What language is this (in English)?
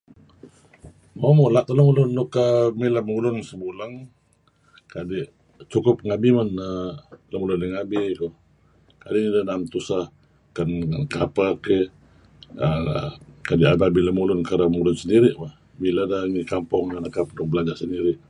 Kelabit